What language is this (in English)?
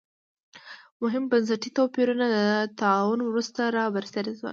Pashto